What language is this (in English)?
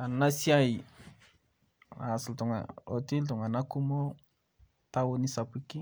Masai